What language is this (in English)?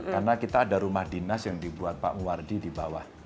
Indonesian